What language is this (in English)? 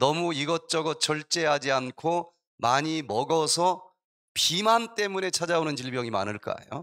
Korean